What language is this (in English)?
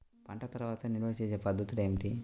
Telugu